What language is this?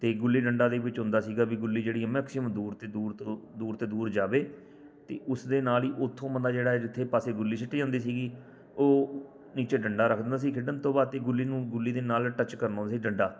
Punjabi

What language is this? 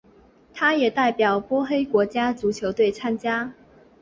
Chinese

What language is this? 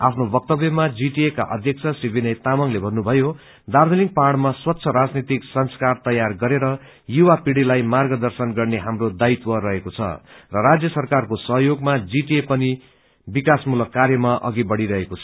Nepali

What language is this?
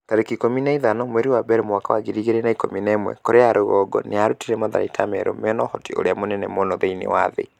Kikuyu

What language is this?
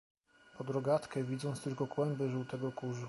Polish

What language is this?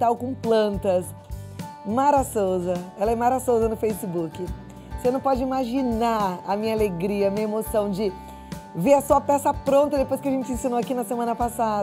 Portuguese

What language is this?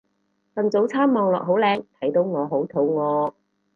Cantonese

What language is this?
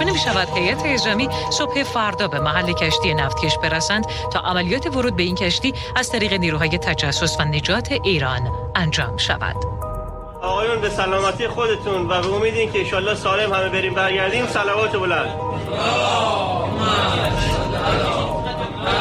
Persian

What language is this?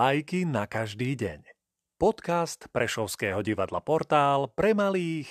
Slovak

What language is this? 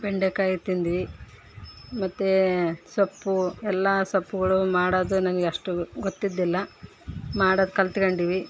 Kannada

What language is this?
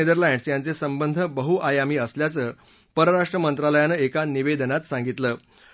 Marathi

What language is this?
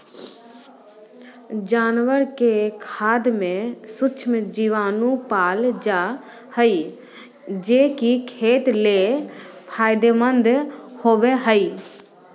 Magahi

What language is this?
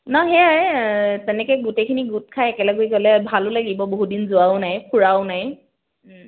Assamese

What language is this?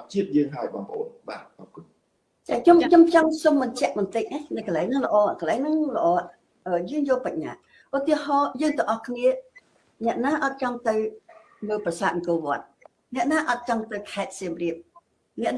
Vietnamese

